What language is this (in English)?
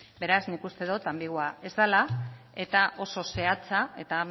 Basque